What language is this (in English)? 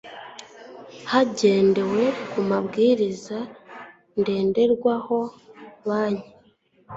Kinyarwanda